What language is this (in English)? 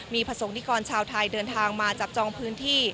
Thai